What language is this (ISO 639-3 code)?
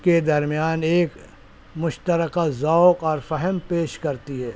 urd